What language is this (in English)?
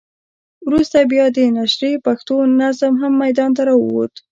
Pashto